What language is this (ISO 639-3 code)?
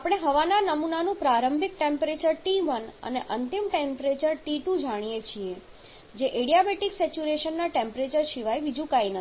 guj